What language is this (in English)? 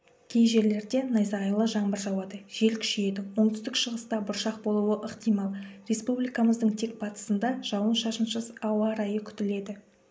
Kazakh